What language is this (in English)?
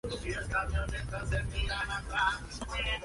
Spanish